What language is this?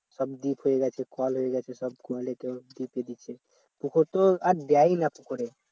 Bangla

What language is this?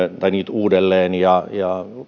Finnish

